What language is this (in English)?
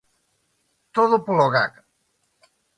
Galician